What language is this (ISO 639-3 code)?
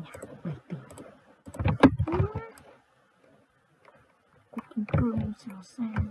vie